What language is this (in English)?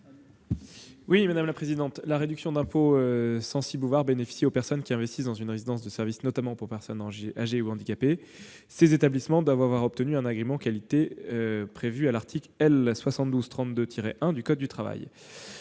French